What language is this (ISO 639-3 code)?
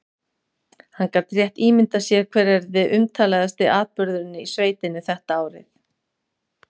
isl